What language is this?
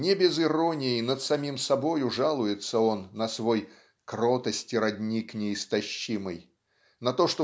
Russian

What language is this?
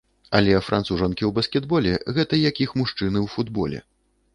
Belarusian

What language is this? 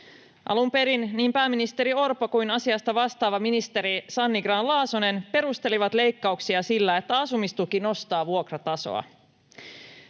Finnish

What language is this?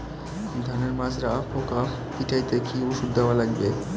Bangla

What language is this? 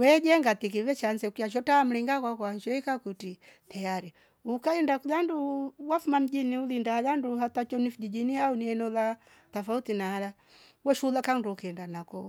Rombo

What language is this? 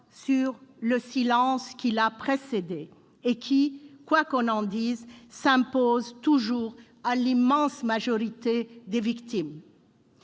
French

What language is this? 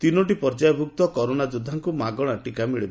Odia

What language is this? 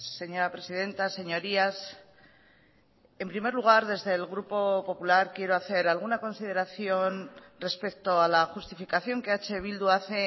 Spanish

